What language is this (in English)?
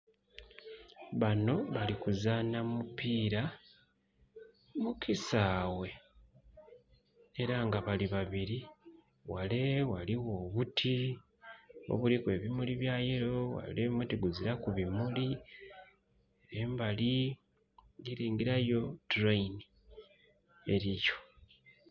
Soga